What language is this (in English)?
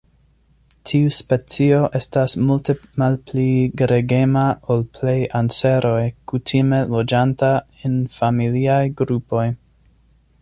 Esperanto